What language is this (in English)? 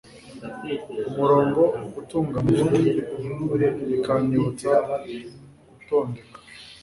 Kinyarwanda